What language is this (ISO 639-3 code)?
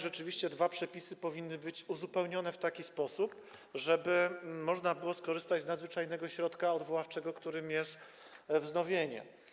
pol